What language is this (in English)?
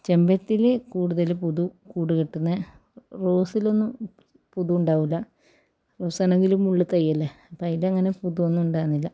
Malayalam